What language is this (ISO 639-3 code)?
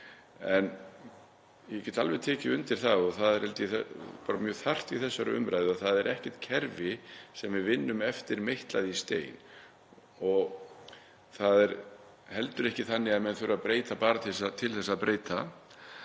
isl